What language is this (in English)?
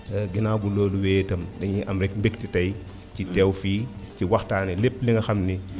Wolof